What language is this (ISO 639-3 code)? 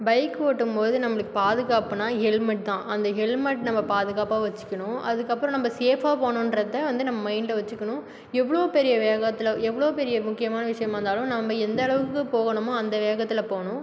tam